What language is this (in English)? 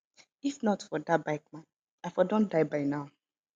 Nigerian Pidgin